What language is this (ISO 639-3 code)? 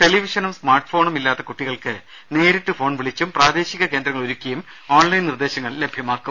mal